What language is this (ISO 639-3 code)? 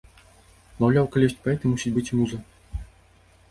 bel